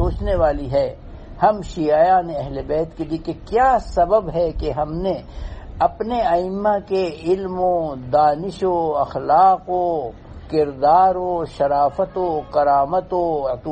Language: Urdu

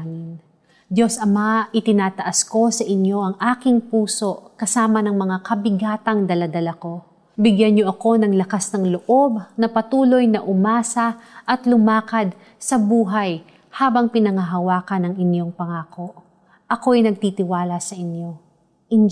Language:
Filipino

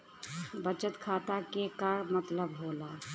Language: Bhojpuri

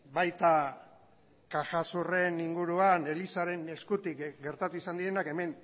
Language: Basque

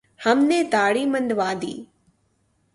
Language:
Urdu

